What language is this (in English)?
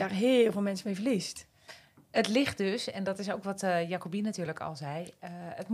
Dutch